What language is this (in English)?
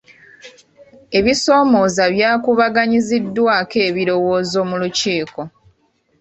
Ganda